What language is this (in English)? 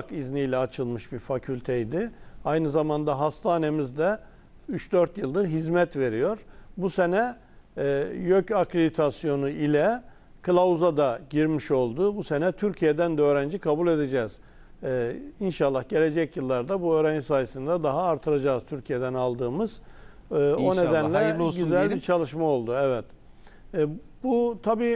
Turkish